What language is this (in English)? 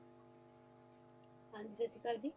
Punjabi